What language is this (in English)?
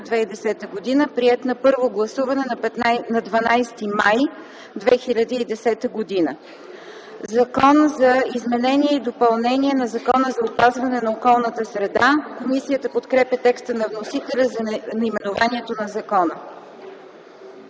Bulgarian